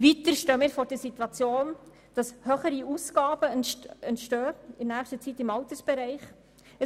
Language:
Swiss German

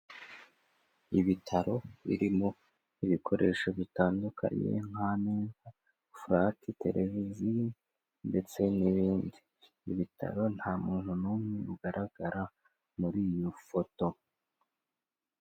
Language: Kinyarwanda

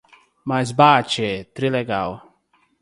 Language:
Portuguese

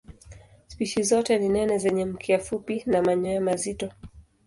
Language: Swahili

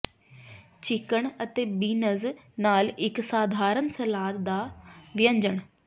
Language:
Punjabi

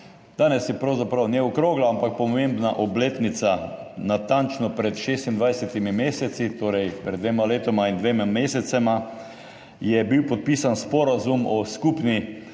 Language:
Slovenian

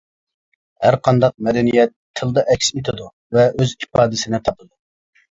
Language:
Uyghur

